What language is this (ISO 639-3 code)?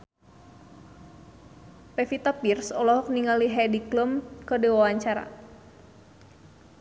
sun